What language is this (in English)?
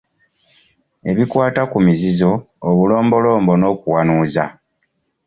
Ganda